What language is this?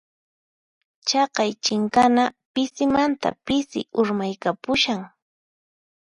Puno Quechua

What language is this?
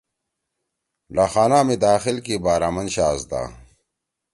Torwali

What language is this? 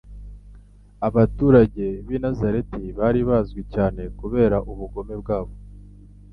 Kinyarwanda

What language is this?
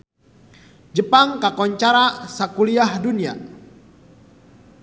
Sundanese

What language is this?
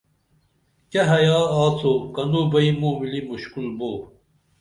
Dameli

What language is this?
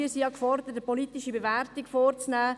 Swiss German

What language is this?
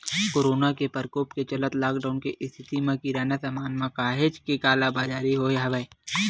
Chhattisgarhi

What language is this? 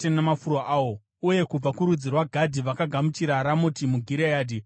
Shona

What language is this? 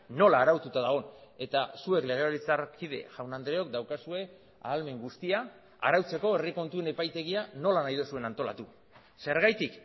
Basque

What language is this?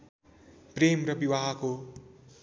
Nepali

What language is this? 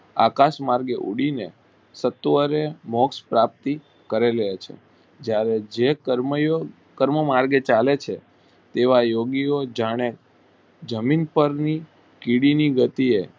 Gujarati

